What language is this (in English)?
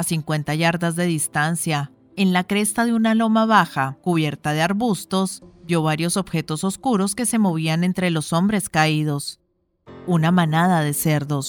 Spanish